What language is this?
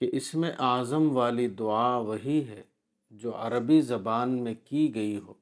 Urdu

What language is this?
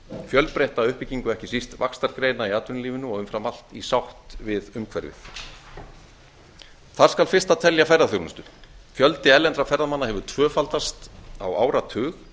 Icelandic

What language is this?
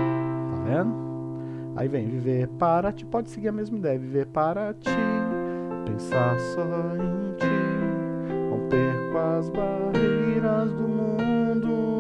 Portuguese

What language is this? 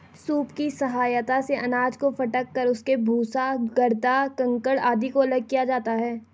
Hindi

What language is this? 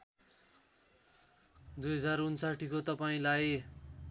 Nepali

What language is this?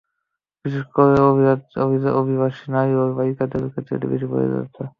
Bangla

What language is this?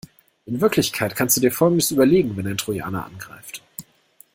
German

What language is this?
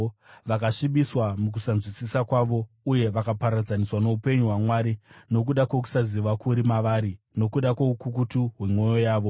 Shona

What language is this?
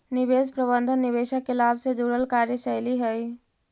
Magahi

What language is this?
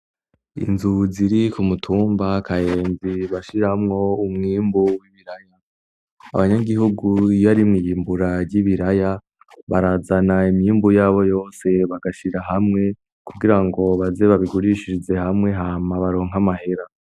Rundi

